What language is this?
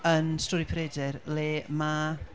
Welsh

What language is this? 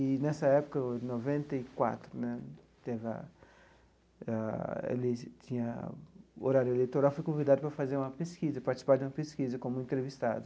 Portuguese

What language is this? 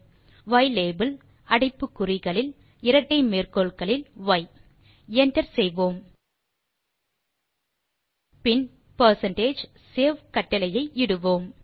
Tamil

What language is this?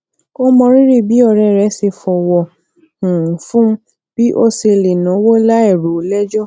Yoruba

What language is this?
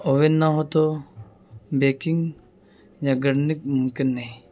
Urdu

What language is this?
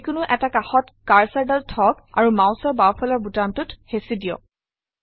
Assamese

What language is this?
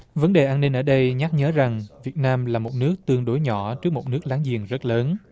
Vietnamese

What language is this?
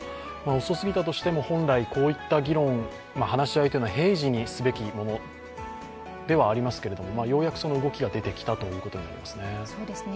Japanese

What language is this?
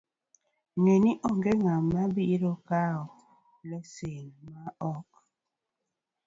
Luo (Kenya and Tanzania)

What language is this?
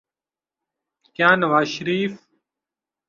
Urdu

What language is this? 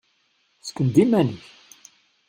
Kabyle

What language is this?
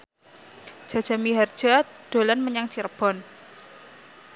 Javanese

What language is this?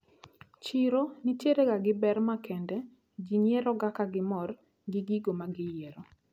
Luo (Kenya and Tanzania)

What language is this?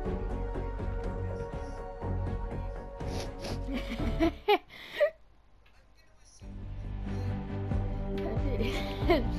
Dutch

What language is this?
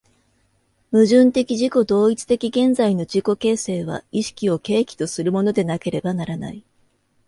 Japanese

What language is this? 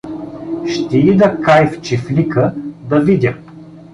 Bulgarian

